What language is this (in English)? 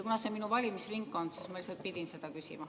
Estonian